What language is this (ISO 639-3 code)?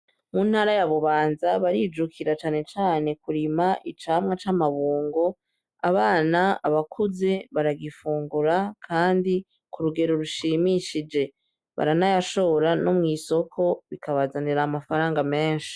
run